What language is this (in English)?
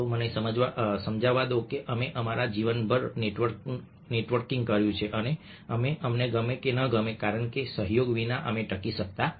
Gujarati